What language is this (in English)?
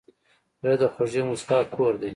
Pashto